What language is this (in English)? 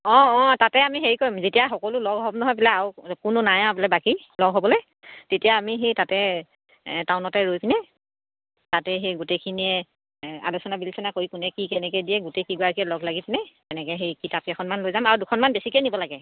Assamese